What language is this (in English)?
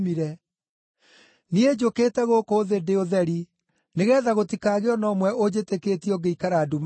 Kikuyu